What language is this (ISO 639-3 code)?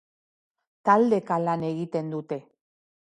eus